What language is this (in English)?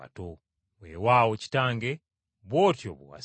Ganda